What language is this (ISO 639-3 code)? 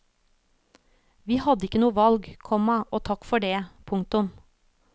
nor